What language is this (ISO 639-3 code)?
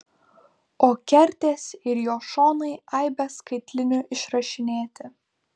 lit